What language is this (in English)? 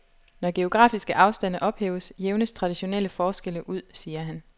Danish